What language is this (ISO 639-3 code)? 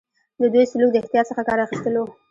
pus